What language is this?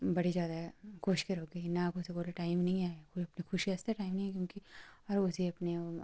Dogri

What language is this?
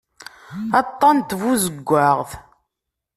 Kabyle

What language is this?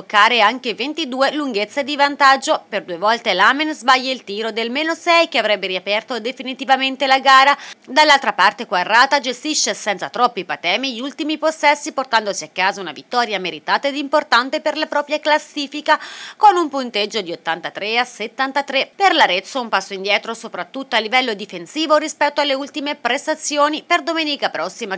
Italian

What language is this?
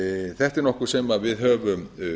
Icelandic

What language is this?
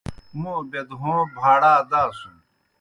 Kohistani Shina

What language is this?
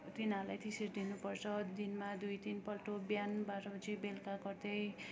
Nepali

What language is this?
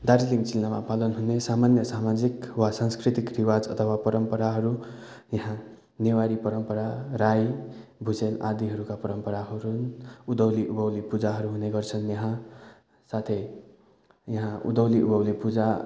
Nepali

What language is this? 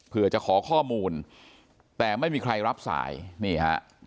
Thai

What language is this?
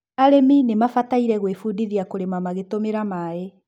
Kikuyu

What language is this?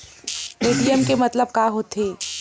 Chhattisgarhi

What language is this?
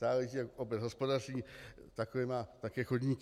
Czech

